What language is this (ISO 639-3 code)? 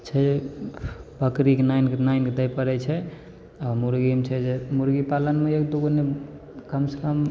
mai